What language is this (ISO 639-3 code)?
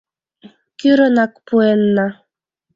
chm